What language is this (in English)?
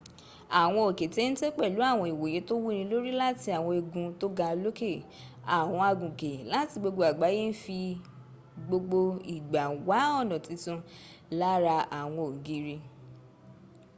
Yoruba